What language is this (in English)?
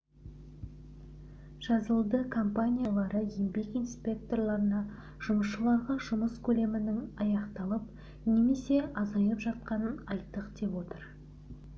Kazakh